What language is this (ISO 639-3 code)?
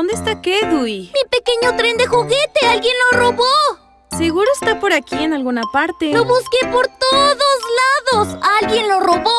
spa